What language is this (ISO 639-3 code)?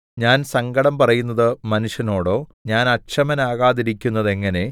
mal